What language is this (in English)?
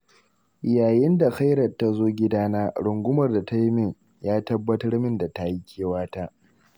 Hausa